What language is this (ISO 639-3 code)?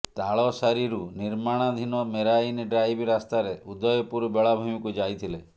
ori